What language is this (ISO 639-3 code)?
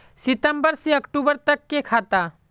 mag